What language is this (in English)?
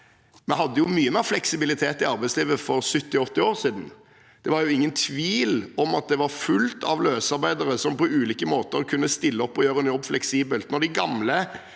Norwegian